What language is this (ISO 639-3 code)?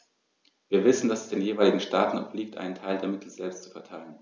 deu